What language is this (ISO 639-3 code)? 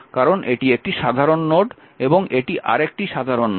ben